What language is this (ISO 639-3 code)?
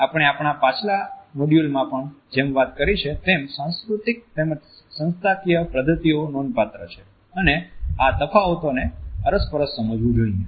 guj